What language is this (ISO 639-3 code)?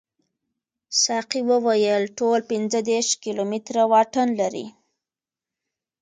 pus